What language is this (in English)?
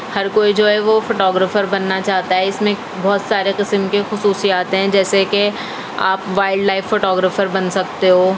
Urdu